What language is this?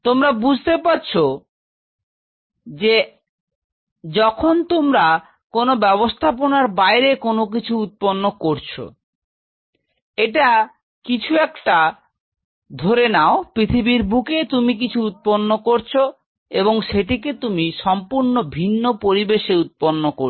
Bangla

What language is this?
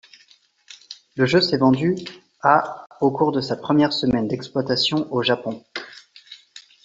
French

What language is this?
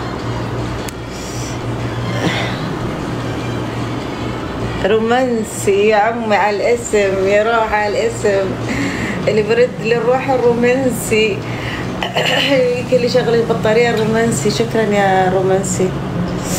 Arabic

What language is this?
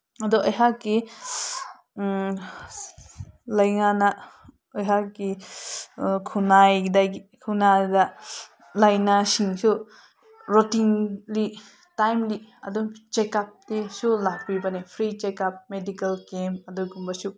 Manipuri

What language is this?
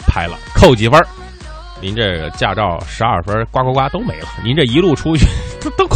Chinese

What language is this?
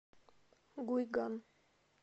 Russian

